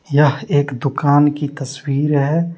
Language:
Hindi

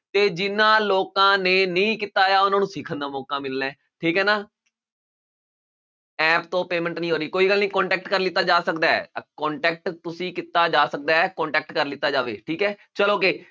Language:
Punjabi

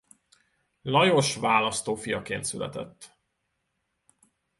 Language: Hungarian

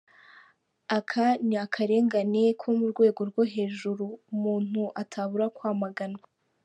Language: Kinyarwanda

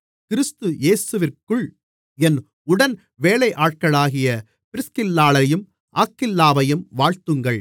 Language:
Tamil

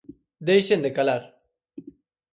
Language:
Galician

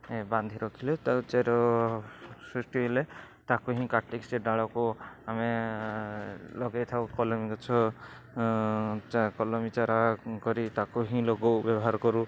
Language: Odia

